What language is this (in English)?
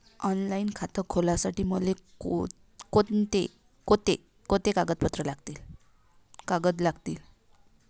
Marathi